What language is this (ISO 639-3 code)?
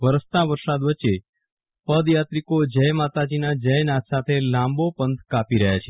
guj